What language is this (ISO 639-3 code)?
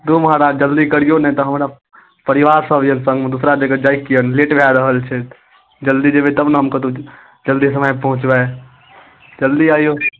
mai